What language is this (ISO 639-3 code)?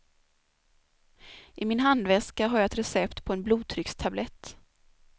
swe